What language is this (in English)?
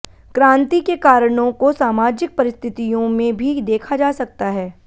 Hindi